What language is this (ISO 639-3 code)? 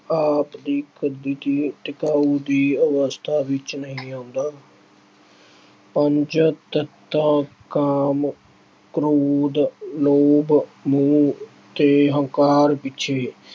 pan